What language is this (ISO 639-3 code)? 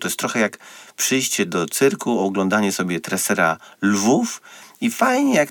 pol